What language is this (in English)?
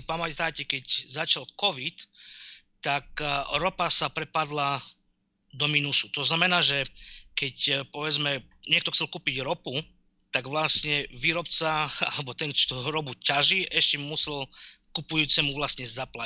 Slovak